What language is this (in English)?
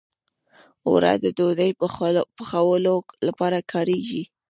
Pashto